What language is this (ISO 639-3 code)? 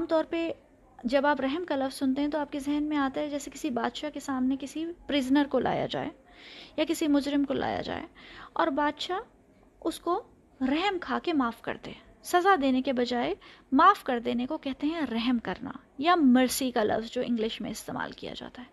urd